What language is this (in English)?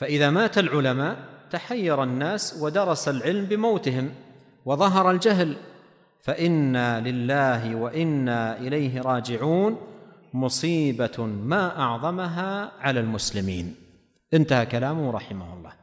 Arabic